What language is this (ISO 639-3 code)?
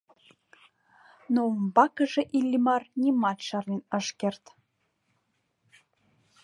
chm